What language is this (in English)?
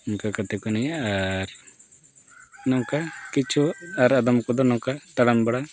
Santali